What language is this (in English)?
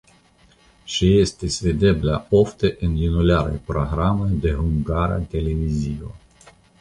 Esperanto